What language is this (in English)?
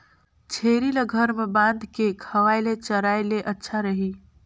Chhattisgarhi